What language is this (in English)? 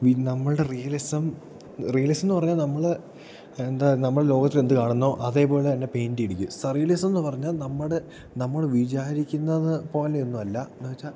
Malayalam